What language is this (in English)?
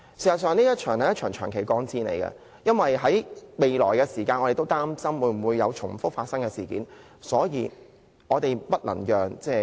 Cantonese